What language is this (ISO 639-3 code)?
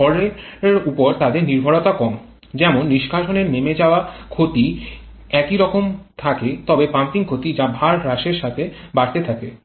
ben